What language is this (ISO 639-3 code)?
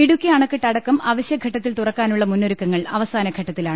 mal